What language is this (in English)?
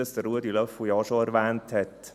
Swiss German